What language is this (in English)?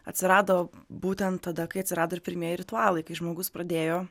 Lithuanian